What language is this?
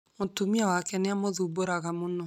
Kikuyu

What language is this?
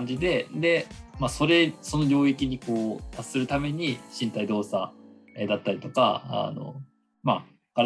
Japanese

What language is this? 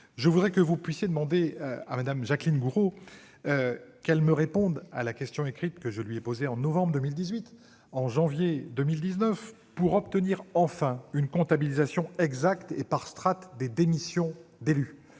French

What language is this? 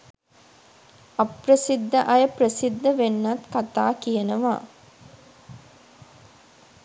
Sinhala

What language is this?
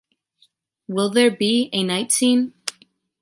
English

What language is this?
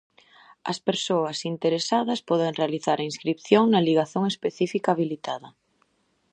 Galician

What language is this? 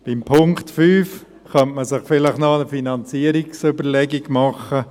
Swiss German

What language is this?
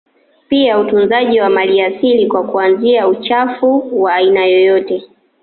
Swahili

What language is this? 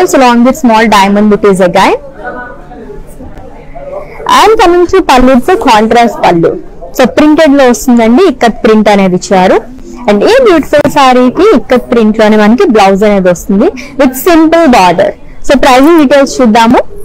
Telugu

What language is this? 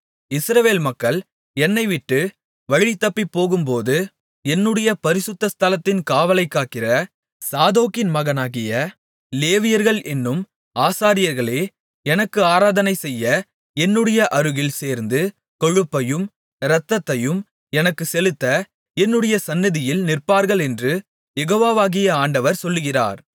Tamil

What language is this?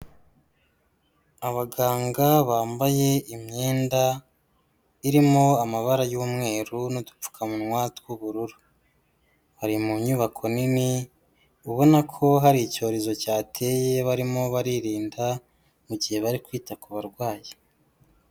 Kinyarwanda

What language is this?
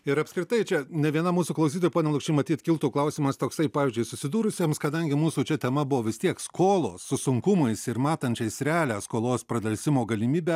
Lithuanian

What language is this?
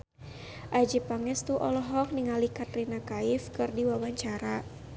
Sundanese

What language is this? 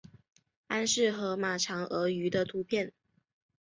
Chinese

